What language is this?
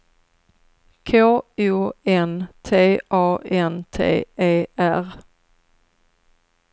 Swedish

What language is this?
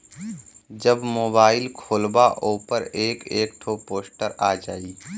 Bhojpuri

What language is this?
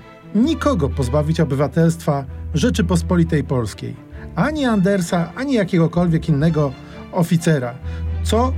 Polish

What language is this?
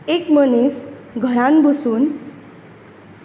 Konkani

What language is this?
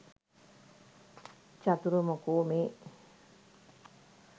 Sinhala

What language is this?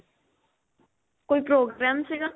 Punjabi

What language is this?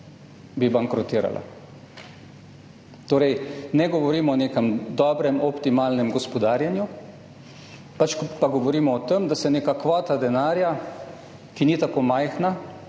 Slovenian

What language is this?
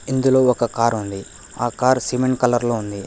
Telugu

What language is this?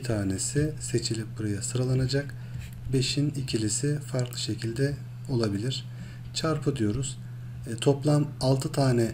Turkish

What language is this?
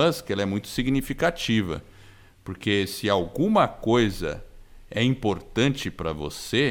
Portuguese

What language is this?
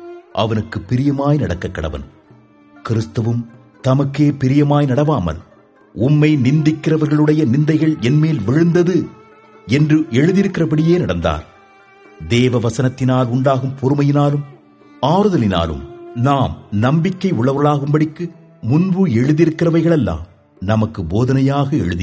Tamil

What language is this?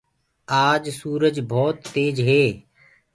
Gurgula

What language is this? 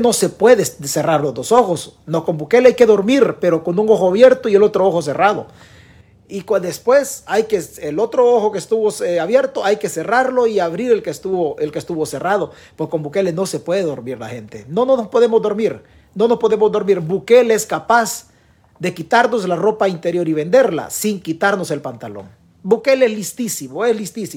Spanish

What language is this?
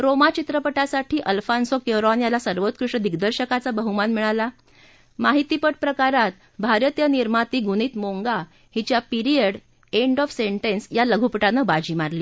Marathi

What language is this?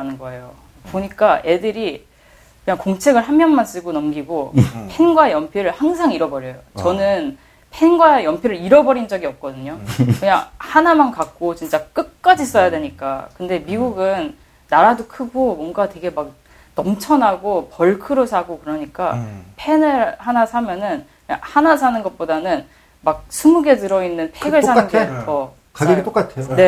Korean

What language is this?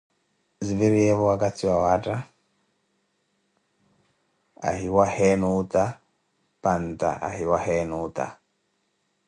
Koti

